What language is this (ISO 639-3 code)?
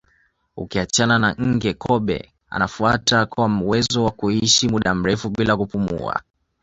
swa